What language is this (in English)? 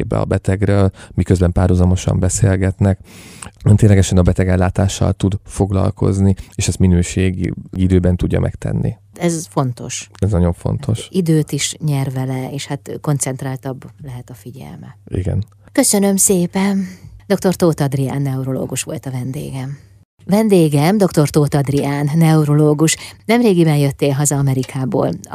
Hungarian